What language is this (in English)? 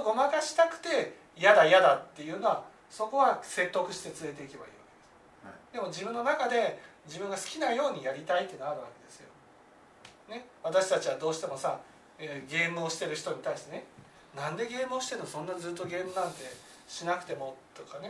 Japanese